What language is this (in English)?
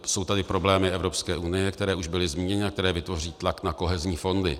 Czech